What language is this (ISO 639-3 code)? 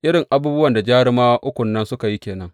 hau